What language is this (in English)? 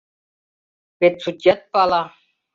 Mari